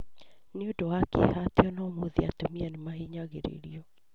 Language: Kikuyu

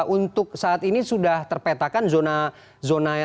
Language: Indonesian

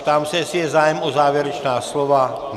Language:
Czech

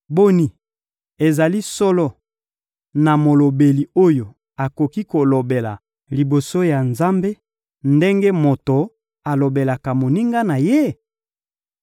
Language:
Lingala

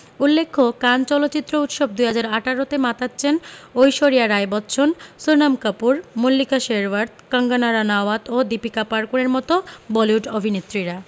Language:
Bangla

